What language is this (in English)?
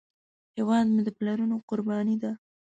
Pashto